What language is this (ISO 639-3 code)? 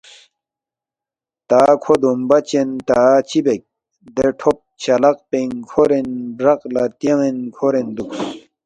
bft